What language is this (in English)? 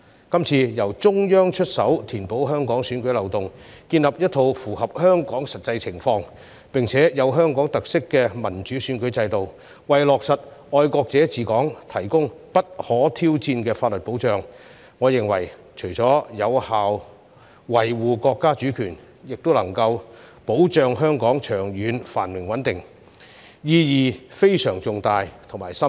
Cantonese